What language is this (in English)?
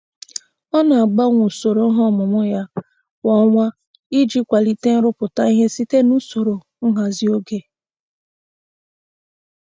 Igbo